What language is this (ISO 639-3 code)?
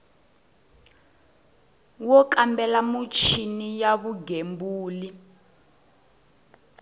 tso